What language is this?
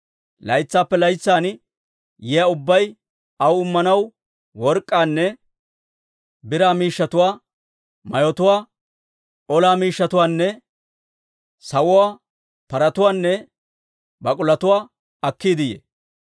Dawro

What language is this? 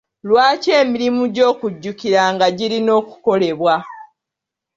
Ganda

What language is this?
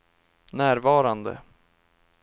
Swedish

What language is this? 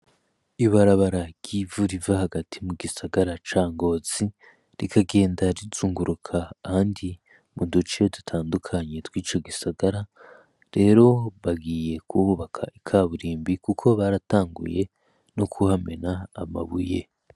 Rundi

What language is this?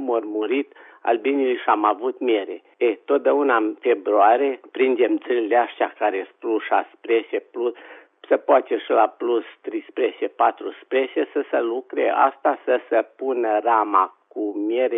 Romanian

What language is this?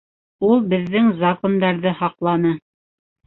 Bashkir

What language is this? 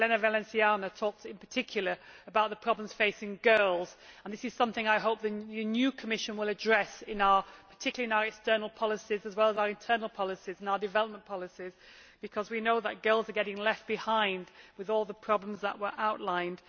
English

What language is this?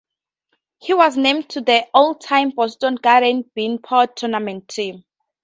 English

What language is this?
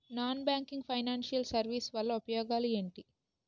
Telugu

